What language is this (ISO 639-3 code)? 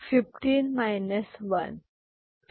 mar